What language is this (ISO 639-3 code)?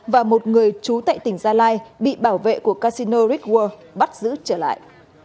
vie